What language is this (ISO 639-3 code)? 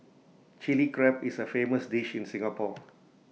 eng